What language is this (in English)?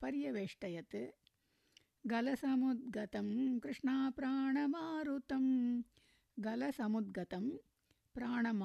Tamil